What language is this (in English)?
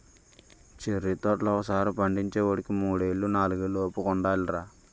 Telugu